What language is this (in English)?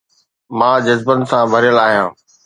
Sindhi